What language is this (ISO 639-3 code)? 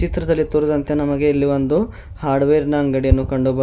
kan